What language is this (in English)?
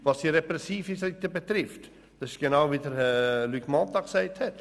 Swiss German